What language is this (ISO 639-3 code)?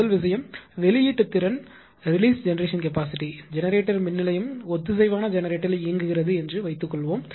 tam